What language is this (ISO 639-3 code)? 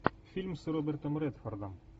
rus